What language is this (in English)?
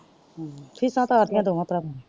Punjabi